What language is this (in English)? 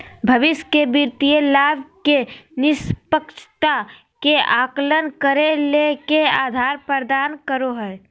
Magahi